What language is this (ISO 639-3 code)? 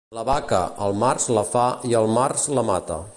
cat